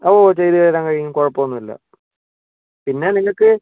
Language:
Malayalam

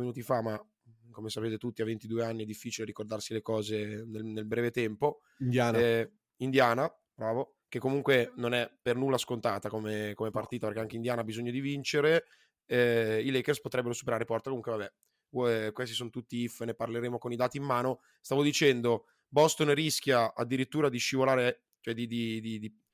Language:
Italian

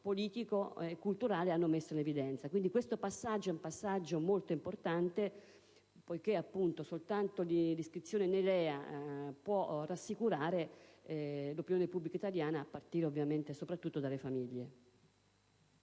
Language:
Italian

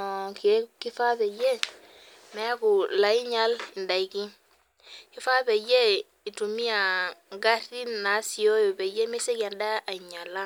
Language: Masai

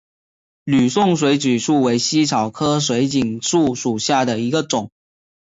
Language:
Chinese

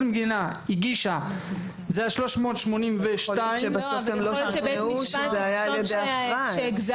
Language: Hebrew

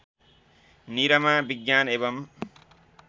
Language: Nepali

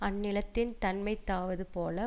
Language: Tamil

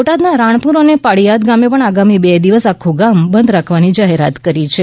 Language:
Gujarati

